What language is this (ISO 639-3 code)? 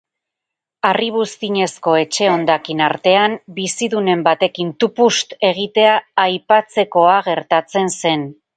eus